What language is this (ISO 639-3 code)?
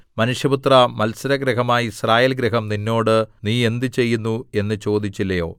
mal